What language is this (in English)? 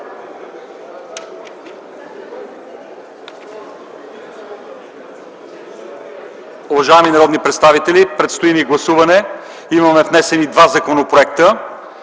Bulgarian